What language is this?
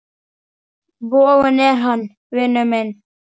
Icelandic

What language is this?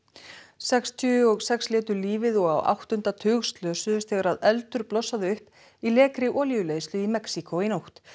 Icelandic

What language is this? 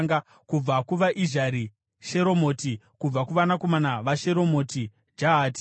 Shona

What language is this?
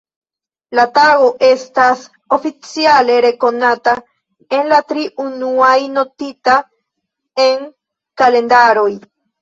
Esperanto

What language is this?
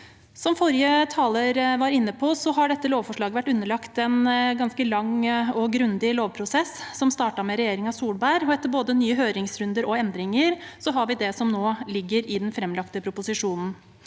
Norwegian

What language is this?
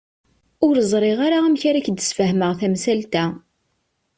Kabyle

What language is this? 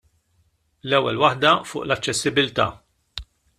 Maltese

